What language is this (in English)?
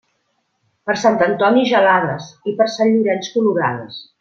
Catalan